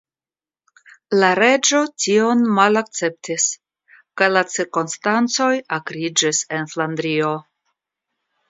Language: Esperanto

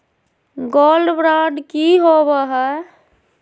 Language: Magahi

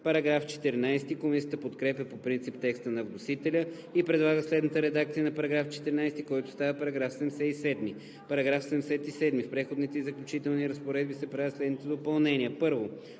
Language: Bulgarian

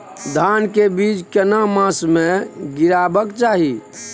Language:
Maithili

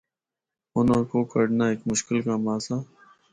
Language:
Northern Hindko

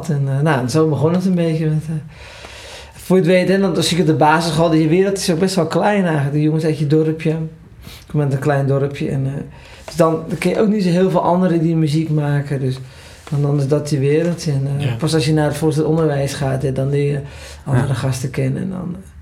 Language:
Dutch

